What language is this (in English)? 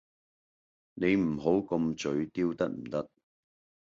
Cantonese